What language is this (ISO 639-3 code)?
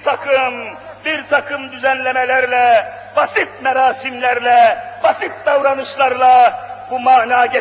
tur